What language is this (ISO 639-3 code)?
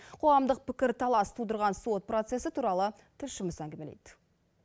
kaz